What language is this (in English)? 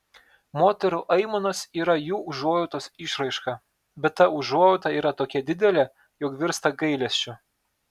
Lithuanian